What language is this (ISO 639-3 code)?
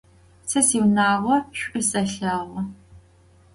ady